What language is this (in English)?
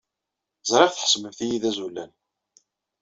Kabyle